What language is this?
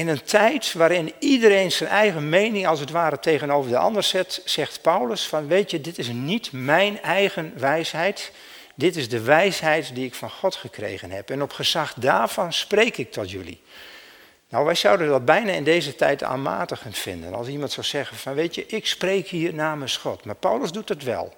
Dutch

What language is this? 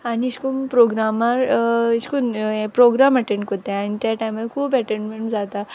Konkani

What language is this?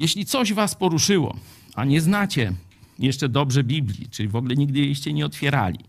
Polish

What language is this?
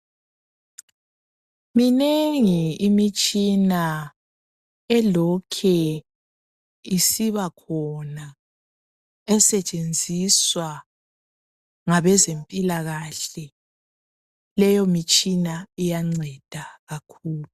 North Ndebele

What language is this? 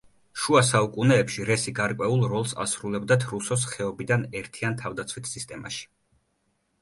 Georgian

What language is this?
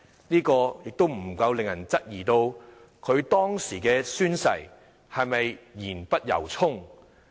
Cantonese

